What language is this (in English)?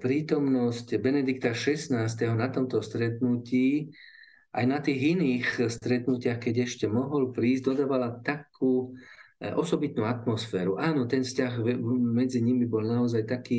Slovak